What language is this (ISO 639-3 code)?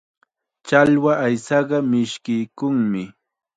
qxa